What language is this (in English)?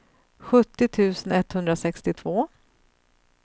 Swedish